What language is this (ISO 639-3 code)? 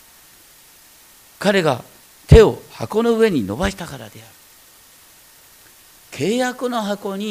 jpn